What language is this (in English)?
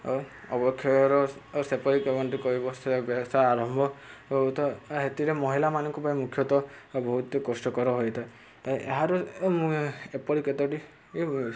Odia